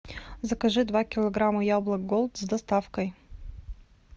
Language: Russian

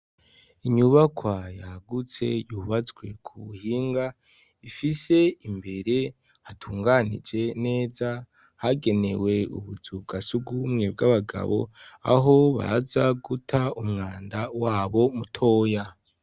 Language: Rundi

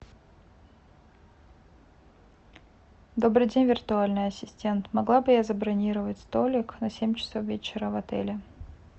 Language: Russian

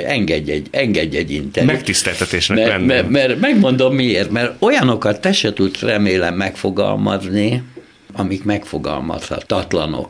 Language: Hungarian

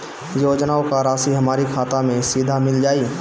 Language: Bhojpuri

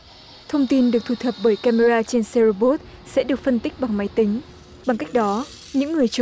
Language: Vietnamese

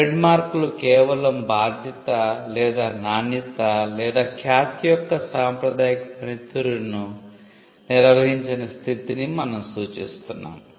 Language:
Telugu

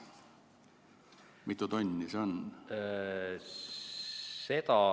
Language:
Estonian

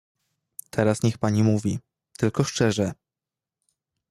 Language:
Polish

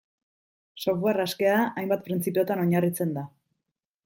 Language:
Basque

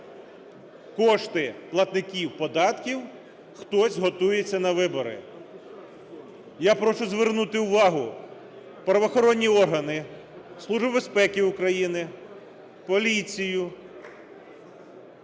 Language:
Ukrainian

